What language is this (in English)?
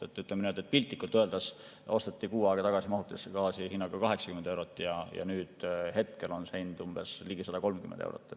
Estonian